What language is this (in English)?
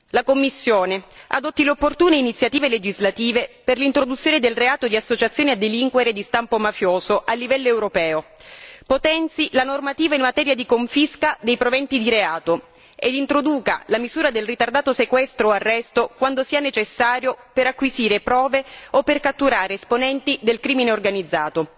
Italian